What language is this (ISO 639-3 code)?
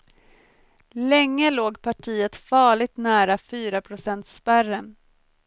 swe